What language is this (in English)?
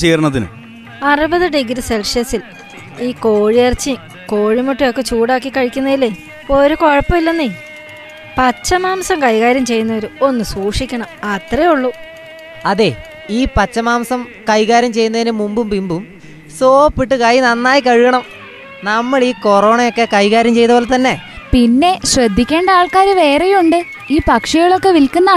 Malayalam